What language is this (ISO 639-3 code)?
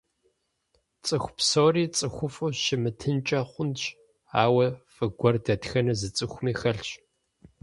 kbd